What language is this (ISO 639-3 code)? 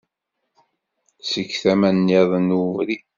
kab